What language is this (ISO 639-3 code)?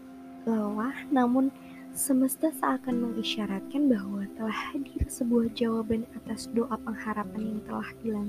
ind